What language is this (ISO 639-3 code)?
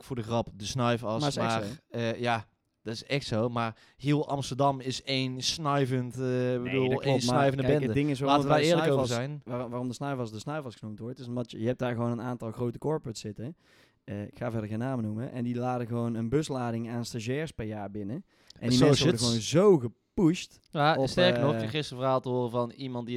nld